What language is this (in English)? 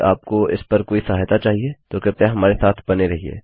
Hindi